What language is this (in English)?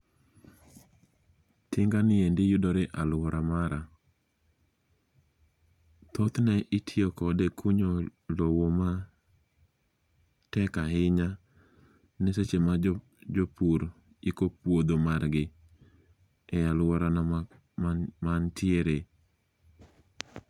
Luo (Kenya and Tanzania)